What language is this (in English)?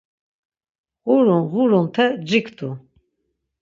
Laz